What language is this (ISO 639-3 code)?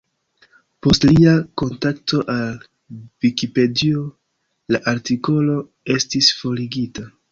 epo